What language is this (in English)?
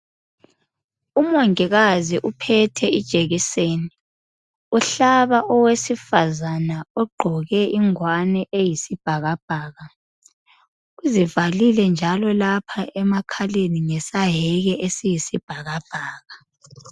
North Ndebele